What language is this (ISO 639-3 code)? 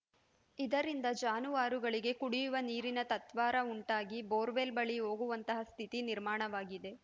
kan